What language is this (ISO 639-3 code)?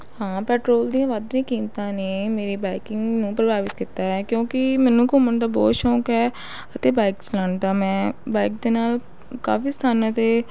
pan